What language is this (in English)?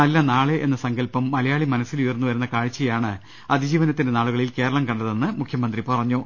Malayalam